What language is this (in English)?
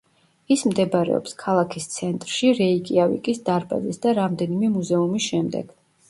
Georgian